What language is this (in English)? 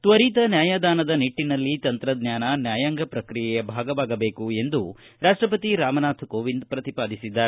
Kannada